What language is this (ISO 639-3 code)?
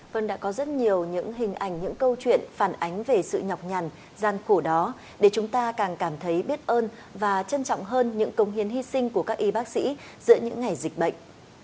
vie